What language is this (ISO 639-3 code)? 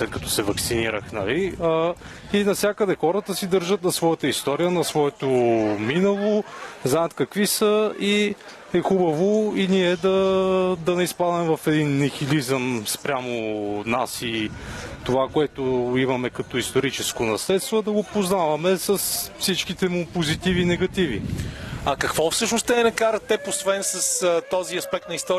bul